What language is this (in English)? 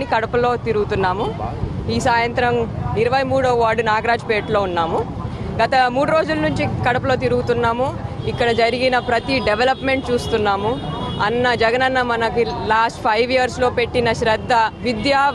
Telugu